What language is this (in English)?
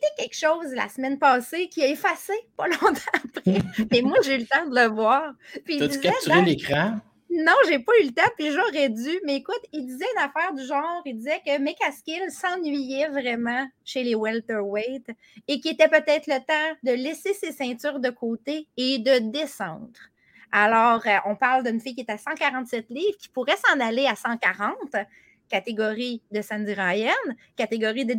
French